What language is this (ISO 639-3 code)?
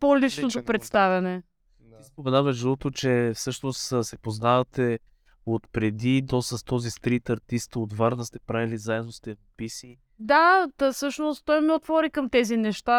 bul